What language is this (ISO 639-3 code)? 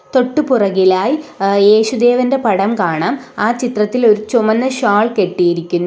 mal